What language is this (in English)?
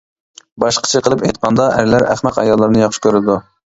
Uyghur